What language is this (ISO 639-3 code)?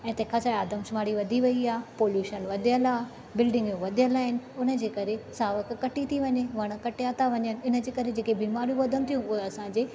snd